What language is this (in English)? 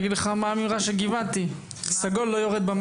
Hebrew